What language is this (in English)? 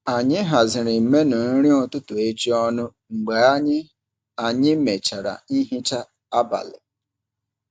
Igbo